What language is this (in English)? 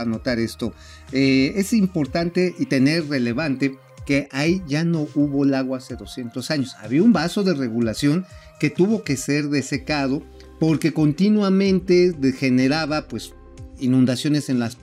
Spanish